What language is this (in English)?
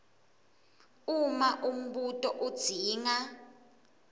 Swati